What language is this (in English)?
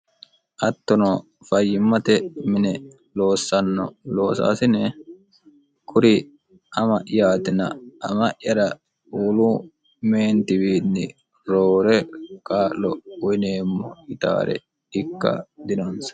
Sidamo